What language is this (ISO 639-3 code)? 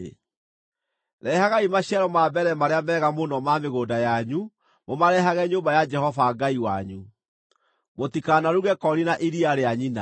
kik